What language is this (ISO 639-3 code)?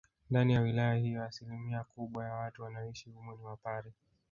swa